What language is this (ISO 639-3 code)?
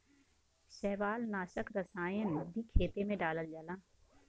bho